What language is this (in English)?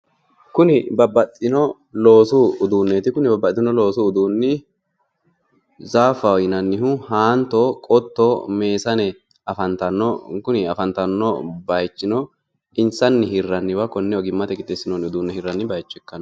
Sidamo